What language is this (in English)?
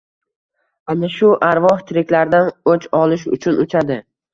Uzbek